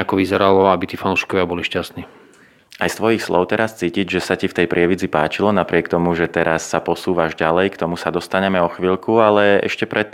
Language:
Slovak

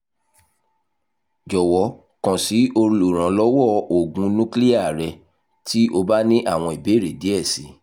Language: Yoruba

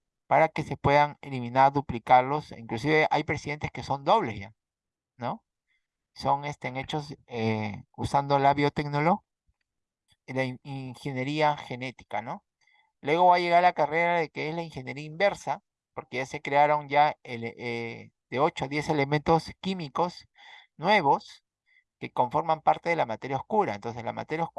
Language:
Spanish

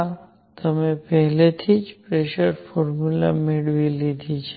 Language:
Gujarati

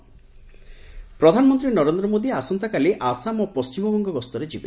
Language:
Odia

